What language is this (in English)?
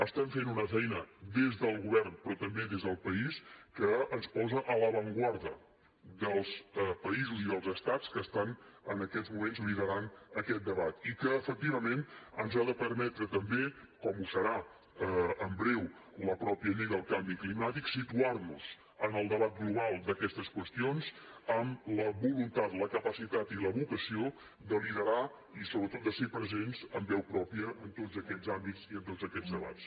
Catalan